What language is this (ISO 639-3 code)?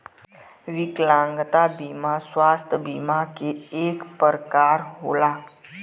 bho